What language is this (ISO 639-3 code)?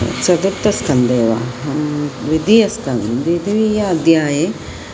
san